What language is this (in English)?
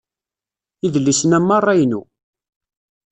Kabyle